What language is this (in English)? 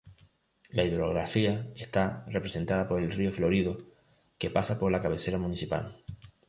Spanish